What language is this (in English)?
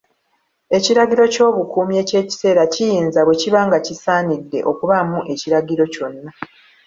Ganda